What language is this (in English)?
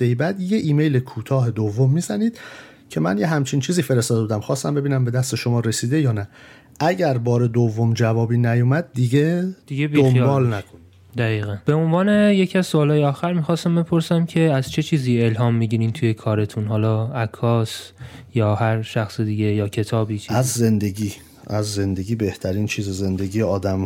Persian